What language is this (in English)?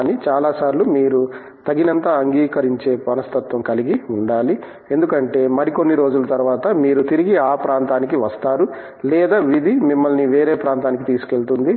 Telugu